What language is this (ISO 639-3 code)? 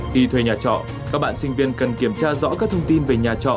vie